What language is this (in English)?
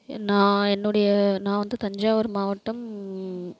Tamil